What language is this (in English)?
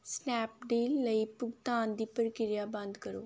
Punjabi